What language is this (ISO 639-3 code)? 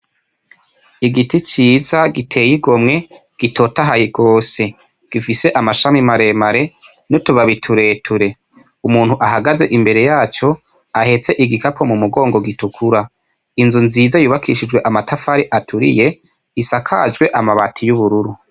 run